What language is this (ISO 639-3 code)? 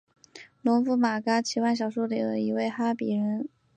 zho